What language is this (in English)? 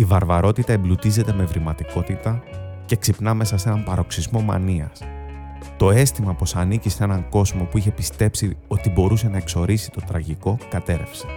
Greek